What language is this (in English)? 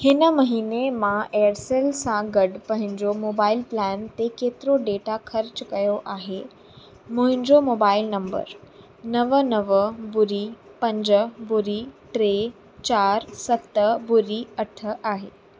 Sindhi